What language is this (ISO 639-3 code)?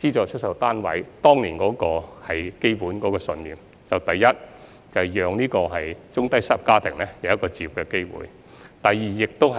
yue